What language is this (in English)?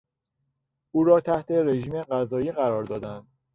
Persian